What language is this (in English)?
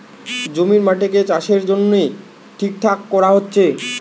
Bangla